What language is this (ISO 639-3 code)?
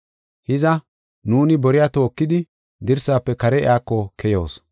gof